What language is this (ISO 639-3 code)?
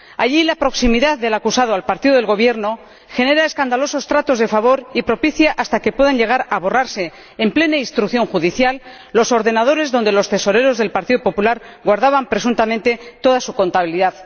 spa